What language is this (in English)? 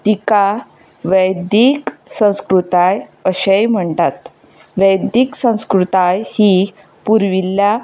Konkani